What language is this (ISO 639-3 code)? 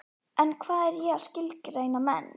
isl